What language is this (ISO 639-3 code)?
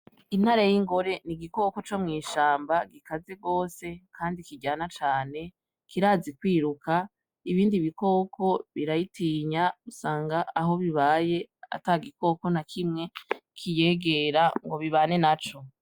run